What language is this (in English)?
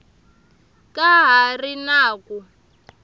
Tsonga